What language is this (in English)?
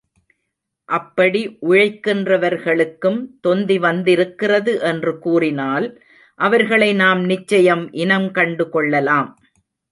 Tamil